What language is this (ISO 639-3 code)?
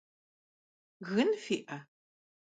kbd